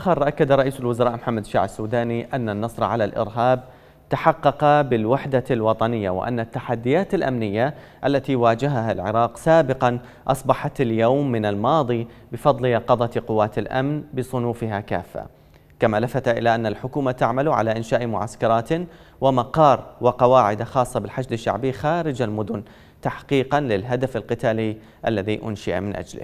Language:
Arabic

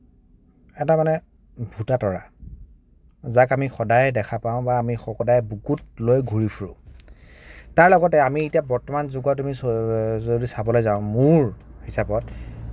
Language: Assamese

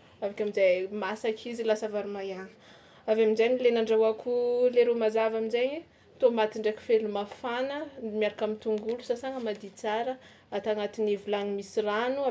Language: Tsimihety Malagasy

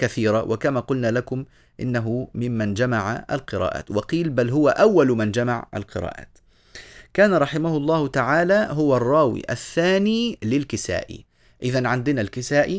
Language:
Arabic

